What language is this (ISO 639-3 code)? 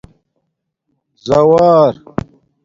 dmk